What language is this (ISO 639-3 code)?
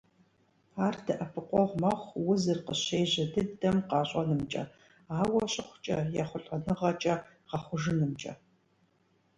kbd